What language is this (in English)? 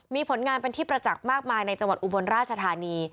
Thai